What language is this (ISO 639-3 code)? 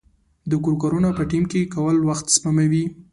pus